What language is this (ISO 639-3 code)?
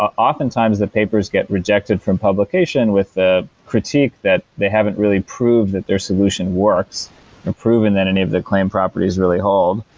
eng